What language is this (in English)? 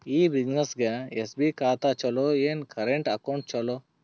Kannada